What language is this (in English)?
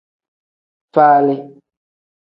Tem